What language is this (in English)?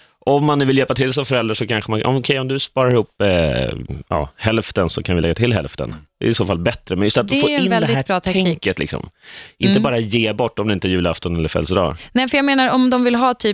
Swedish